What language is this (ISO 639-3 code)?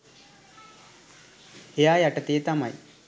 sin